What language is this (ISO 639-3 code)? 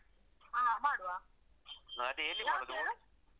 kan